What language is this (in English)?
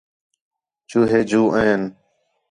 Khetrani